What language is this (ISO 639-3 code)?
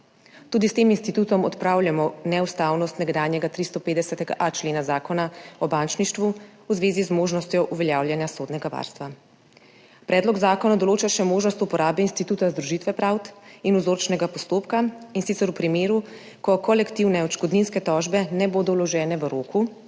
slv